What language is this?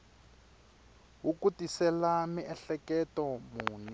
Tsonga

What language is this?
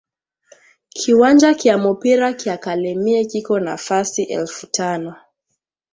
Swahili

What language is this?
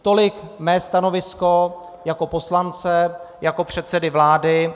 Czech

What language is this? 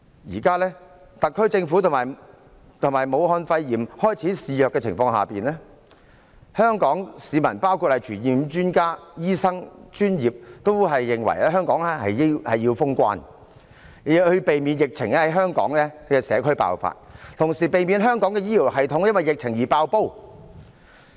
Cantonese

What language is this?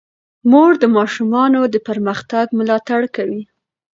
Pashto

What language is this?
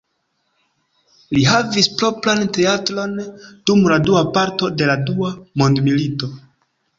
Esperanto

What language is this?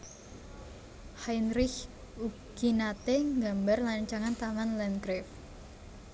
Javanese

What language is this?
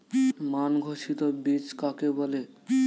Bangla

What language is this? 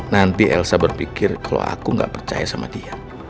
Indonesian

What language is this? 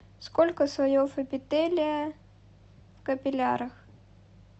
Russian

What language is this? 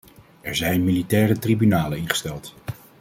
Dutch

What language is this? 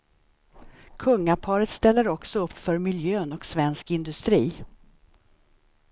Swedish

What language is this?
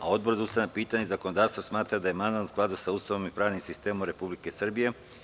Serbian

